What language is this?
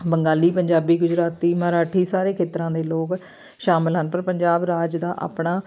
Punjabi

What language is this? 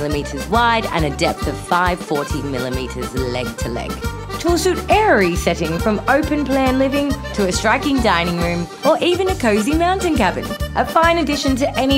English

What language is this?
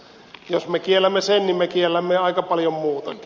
Finnish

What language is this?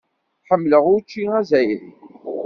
Kabyle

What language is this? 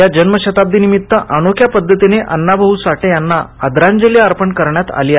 Marathi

